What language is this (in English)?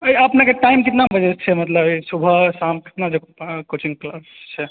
Maithili